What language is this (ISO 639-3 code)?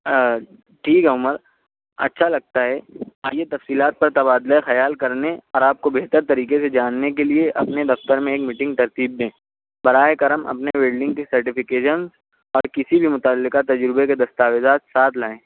urd